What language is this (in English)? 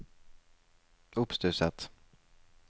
Norwegian